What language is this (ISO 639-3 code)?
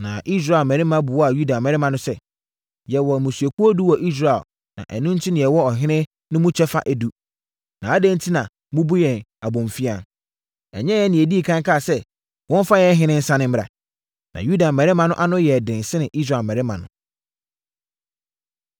aka